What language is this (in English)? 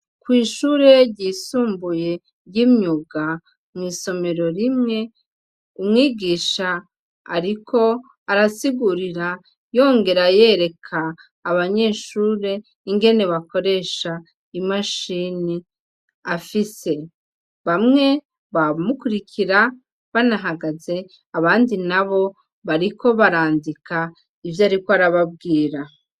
Rundi